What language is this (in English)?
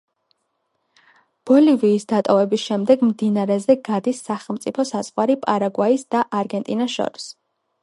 Georgian